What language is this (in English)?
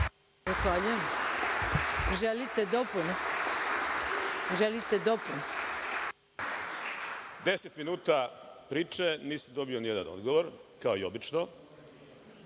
Serbian